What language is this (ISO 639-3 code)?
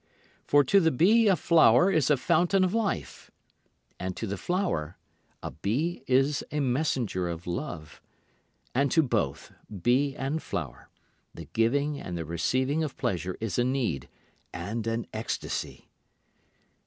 eng